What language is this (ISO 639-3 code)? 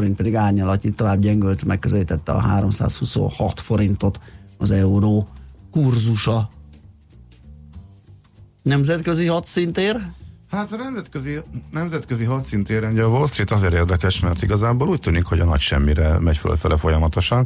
hun